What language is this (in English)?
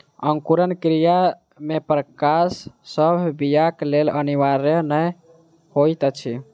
Maithili